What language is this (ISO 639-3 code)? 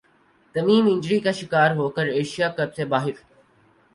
urd